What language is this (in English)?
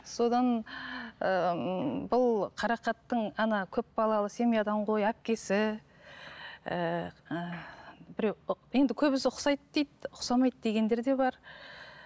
Kazakh